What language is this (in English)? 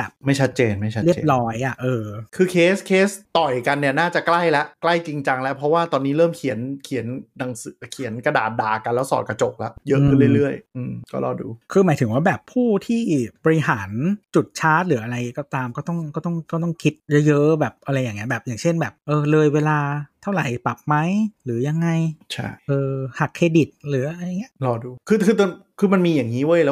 Thai